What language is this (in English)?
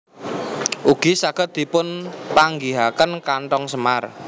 Javanese